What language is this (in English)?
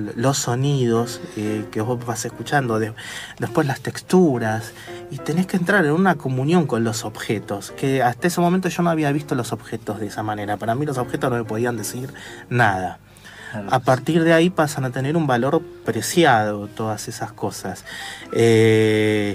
Spanish